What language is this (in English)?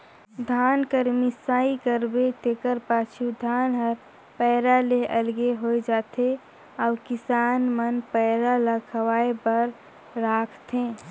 Chhattisgarhi